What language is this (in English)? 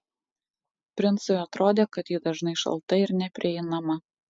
Lithuanian